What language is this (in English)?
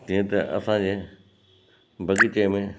Sindhi